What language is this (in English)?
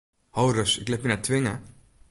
Western Frisian